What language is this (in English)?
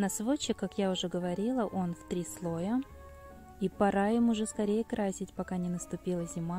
Russian